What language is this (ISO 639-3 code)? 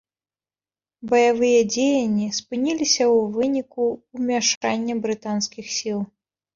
bel